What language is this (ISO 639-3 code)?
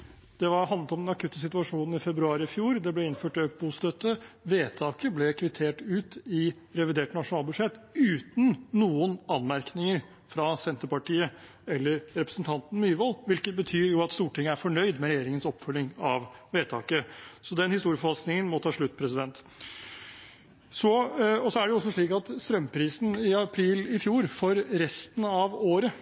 nob